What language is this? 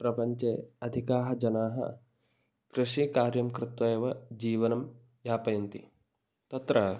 Sanskrit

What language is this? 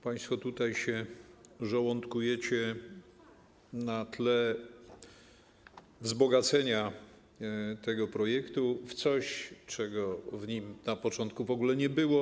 Polish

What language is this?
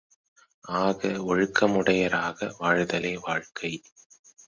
Tamil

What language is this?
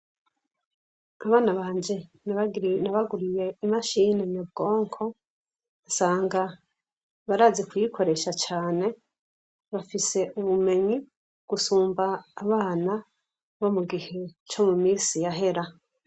Rundi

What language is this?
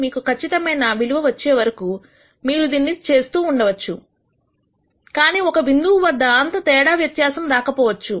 Telugu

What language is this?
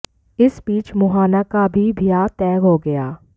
Hindi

